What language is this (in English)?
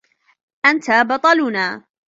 Arabic